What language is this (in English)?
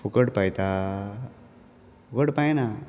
Konkani